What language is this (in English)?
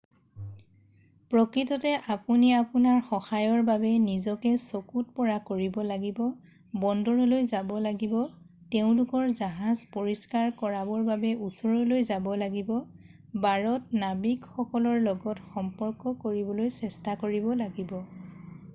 Assamese